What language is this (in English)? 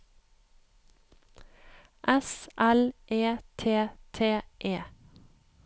Norwegian